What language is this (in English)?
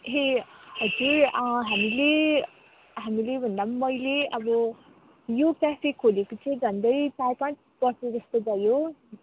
Nepali